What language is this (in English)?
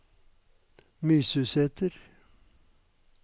Norwegian